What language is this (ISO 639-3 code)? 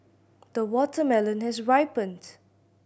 eng